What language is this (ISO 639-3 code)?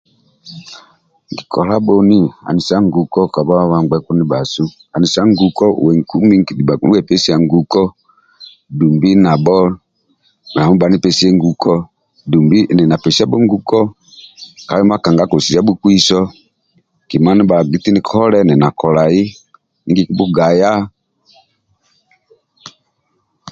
rwm